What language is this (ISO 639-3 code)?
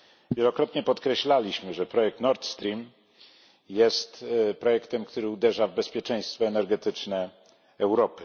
pol